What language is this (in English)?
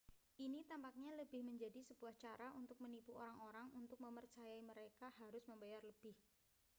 Indonesian